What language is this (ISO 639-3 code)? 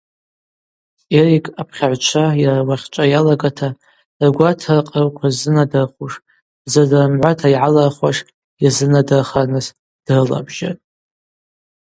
abq